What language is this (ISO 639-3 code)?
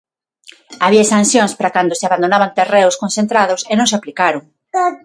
glg